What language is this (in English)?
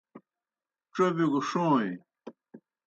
Kohistani Shina